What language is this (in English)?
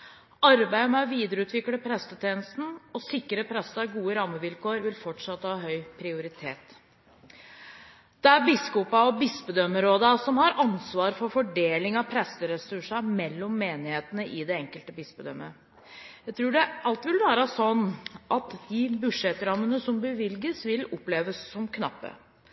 Norwegian Bokmål